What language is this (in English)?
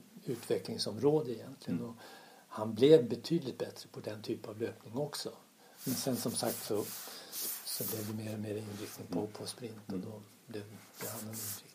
Swedish